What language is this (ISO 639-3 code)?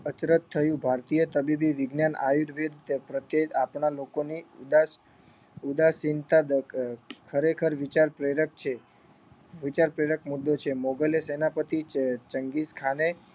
guj